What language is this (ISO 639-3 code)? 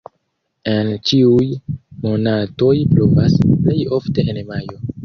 epo